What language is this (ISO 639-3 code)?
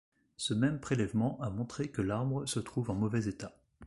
fra